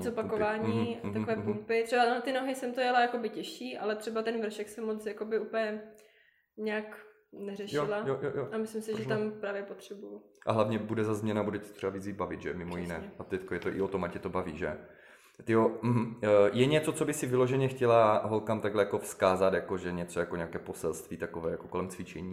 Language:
Czech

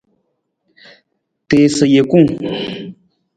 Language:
Nawdm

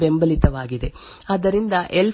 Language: Kannada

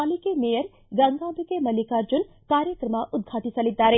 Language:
Kannada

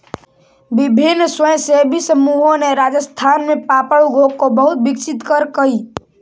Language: Magahi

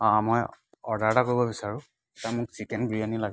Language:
Assamese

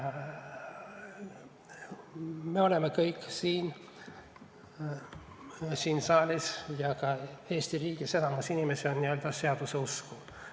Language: Estonian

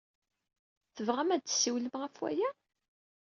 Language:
Kabyle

